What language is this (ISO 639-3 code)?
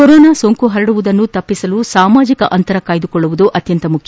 kan